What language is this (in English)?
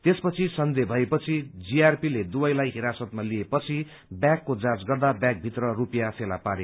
Nepali